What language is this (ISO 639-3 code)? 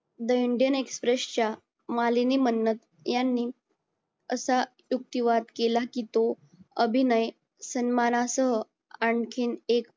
mar